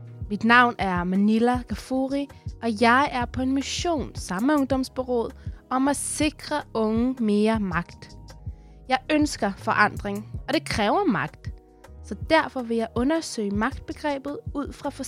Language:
Danish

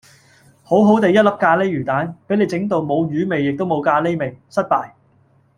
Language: Cantonese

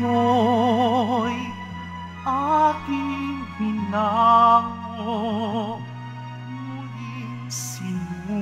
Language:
Filipino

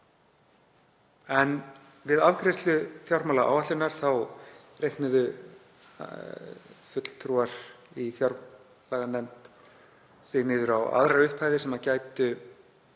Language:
Icelandic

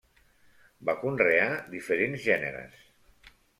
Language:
Catalan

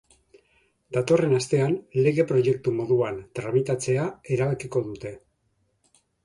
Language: Basque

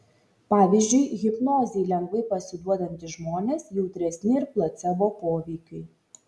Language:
Lithuanian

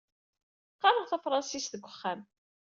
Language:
Kabyle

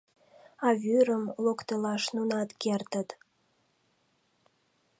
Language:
Mari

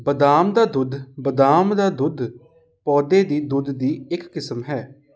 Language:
Punjabi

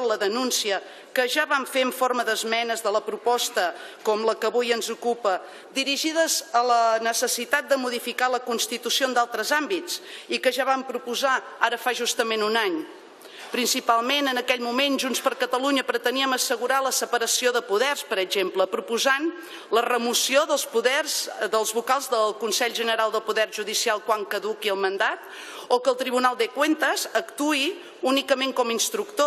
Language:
Spanish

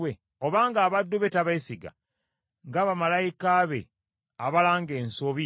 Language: Ganda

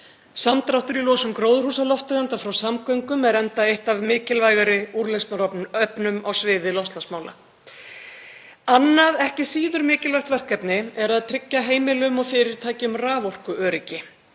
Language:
Icelandic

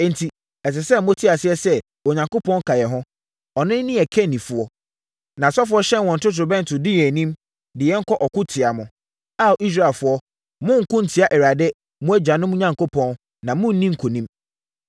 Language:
Akan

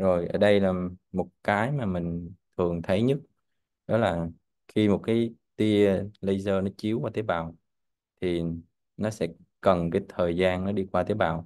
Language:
Vietnamese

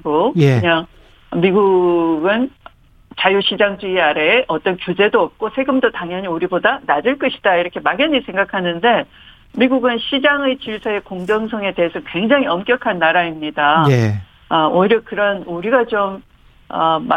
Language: Korean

